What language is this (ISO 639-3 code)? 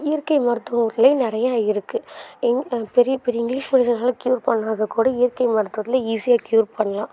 tam